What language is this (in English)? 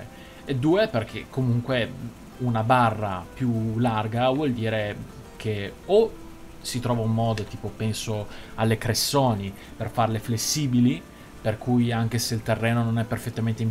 Italian